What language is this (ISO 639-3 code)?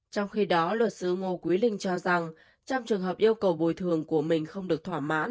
vie